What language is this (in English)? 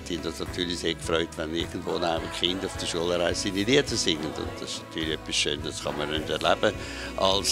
German